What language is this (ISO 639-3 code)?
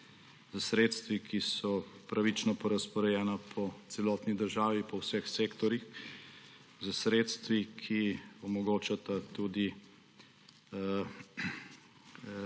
slv